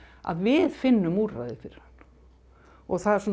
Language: Icelandic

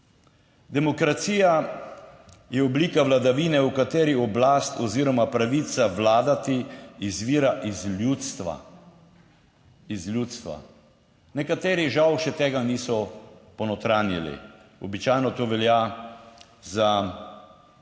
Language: Slovenian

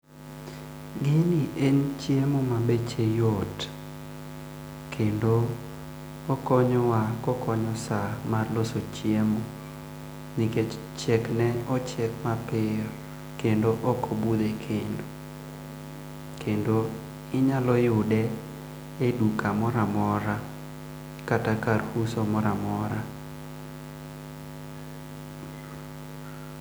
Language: Luo (Kenya and Tanzania)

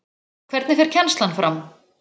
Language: Icelandic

